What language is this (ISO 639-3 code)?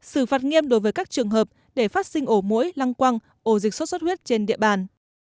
vie